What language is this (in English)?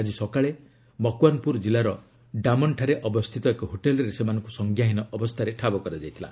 Odia